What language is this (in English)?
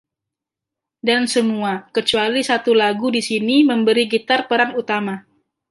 Indonesian